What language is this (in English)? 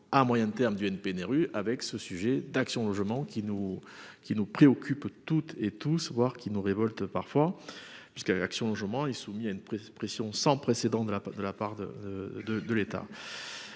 French